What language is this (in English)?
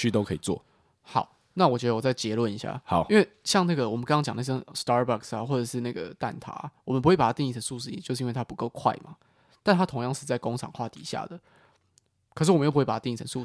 Chinese